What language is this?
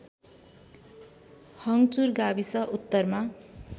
Nepali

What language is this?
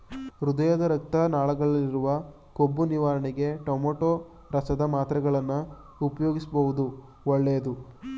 Kannada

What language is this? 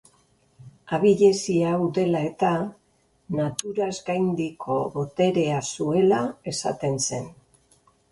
Basque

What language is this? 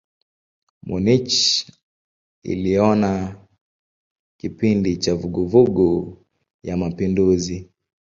Swahili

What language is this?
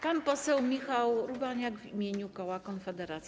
Polish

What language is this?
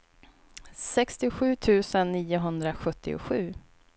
Swedish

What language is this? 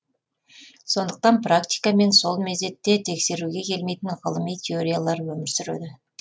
Kazakh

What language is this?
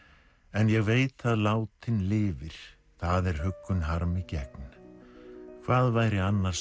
Icelandic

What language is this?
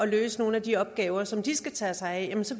Danish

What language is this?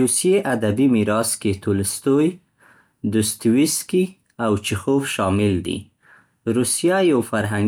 Central Pashto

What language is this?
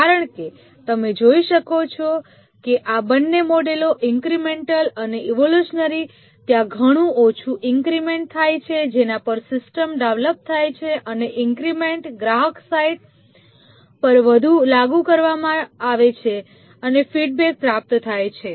Gujarati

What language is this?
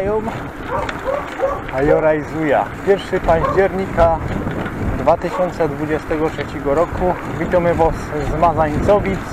Polish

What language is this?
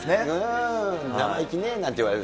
Japanese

